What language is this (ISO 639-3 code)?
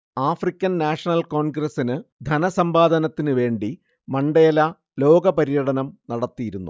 mal